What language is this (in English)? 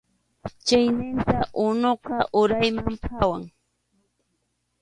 Arequipa-La Unión Quechua